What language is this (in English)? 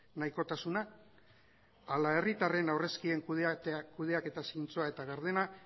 Basque